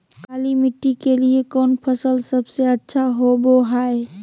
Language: Magahi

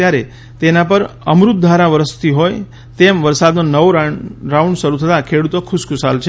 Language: Gujarati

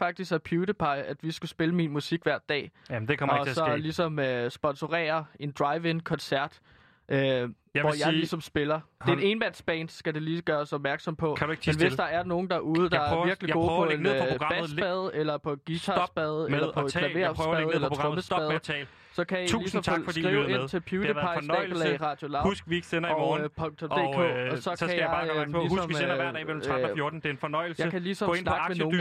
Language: Danish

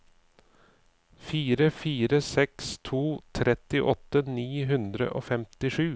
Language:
Norwegian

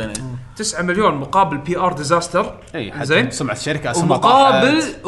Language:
Arabic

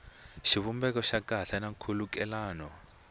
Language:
Tsonga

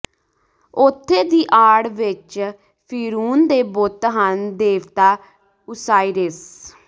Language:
Punjabi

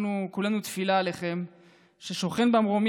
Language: Hebrew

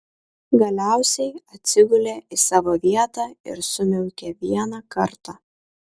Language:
Lithuanian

